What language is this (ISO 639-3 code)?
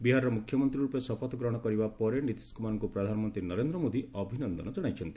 ori